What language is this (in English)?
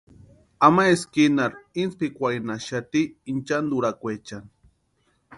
Western Highland Purepecha